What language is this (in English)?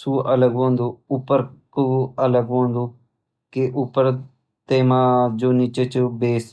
Garhwali